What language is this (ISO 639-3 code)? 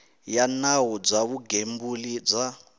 tso